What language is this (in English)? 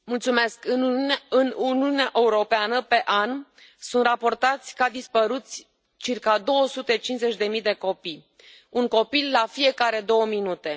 Romanian